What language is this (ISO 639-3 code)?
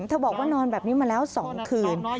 tha